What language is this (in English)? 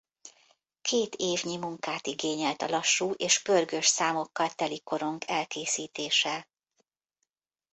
Hungarian